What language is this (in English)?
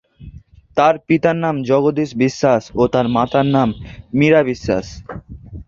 Bangla